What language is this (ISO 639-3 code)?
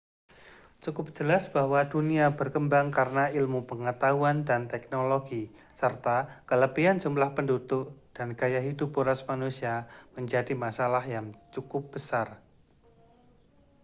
ind